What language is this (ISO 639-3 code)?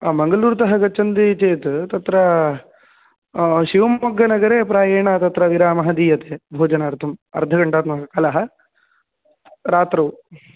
san